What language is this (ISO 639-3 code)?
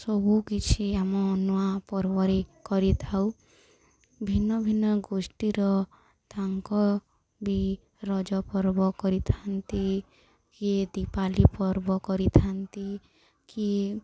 ori